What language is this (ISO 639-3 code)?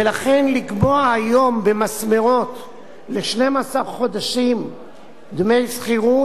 heb